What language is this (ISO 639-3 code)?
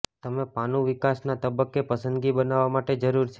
guj